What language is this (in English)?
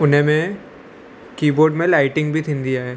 Sindhi